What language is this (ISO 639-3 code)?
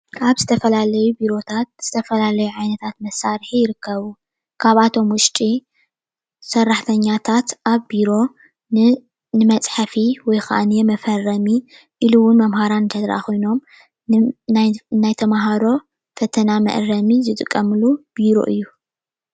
tir